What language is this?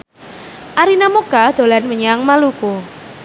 Javanese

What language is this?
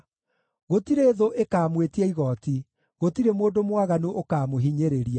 Kikuyu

